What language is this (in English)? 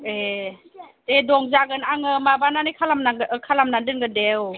Bodo